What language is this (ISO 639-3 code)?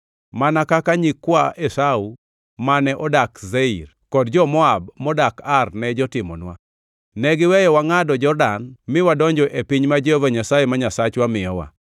luo